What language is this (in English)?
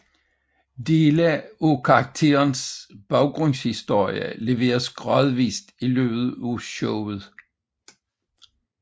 Danish